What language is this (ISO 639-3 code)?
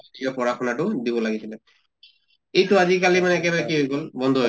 asm